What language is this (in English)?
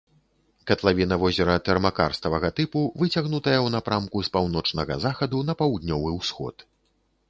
Belarusian